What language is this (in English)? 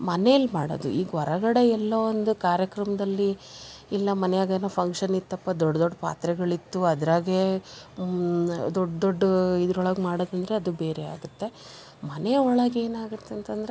Kannada